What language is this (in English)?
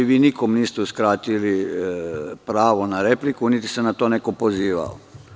Serbian